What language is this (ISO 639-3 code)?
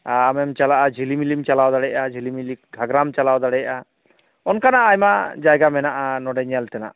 sat